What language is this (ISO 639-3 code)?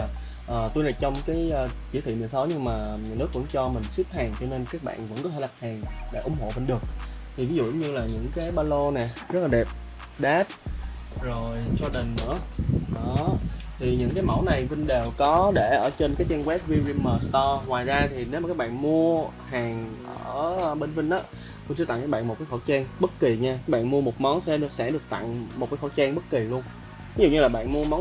vie